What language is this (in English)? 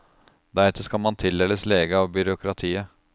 Norwegian